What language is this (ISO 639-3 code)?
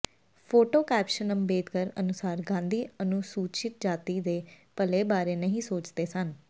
pan